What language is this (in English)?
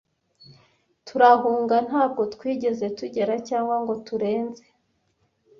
Kinyarwanda